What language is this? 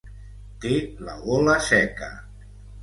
Catalan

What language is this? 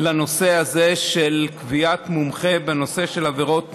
Hebrew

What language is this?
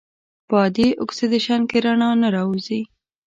Pashto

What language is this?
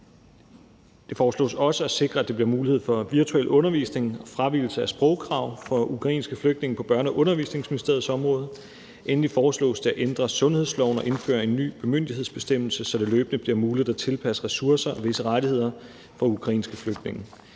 Danish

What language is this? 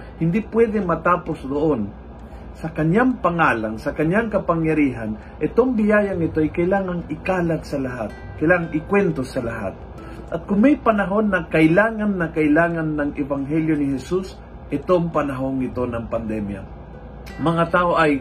Filipino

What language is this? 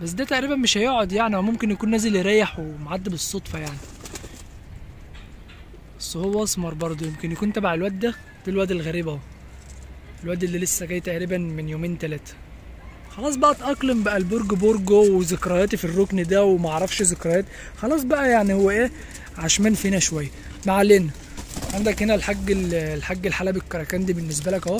Arabic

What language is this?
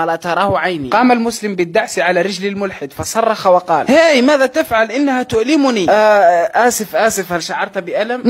Arabic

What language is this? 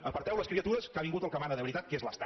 Catalan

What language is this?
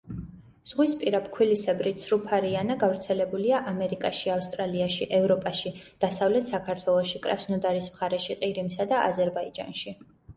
Georgian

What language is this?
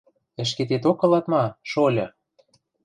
Western Mari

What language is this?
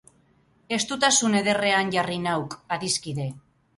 Basque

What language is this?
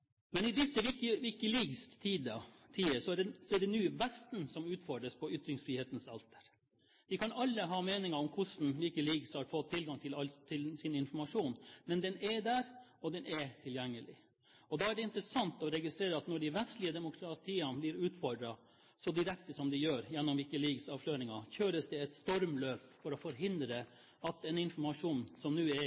Norwegian Bokmål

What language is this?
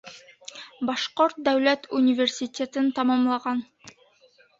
Bashkir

